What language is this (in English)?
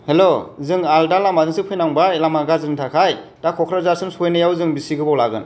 Bodo